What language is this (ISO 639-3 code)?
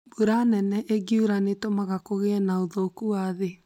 kik